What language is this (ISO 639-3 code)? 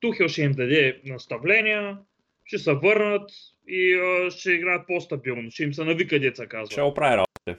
bul